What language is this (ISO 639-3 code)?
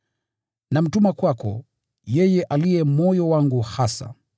swa